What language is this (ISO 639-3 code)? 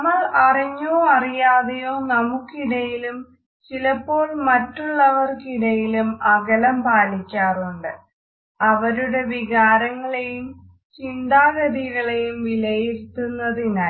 mal